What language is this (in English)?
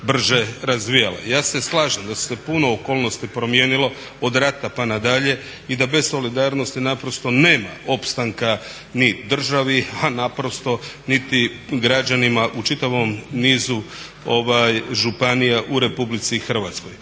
Croatian